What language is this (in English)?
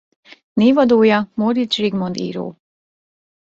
Hungarian